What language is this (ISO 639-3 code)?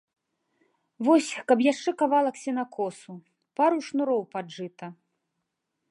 bel